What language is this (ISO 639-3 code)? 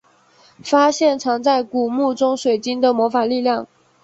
zho